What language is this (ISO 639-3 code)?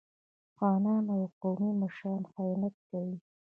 pus